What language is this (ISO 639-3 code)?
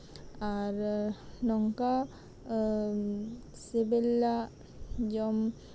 sat